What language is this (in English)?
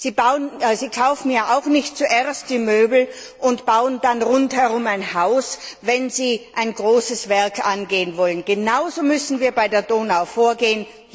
German